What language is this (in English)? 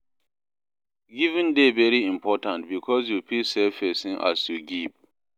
Nigerian Pidgin